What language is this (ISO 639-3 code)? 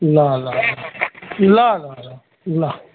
nep